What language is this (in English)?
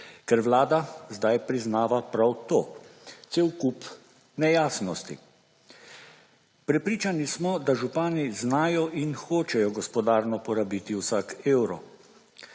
Slovenian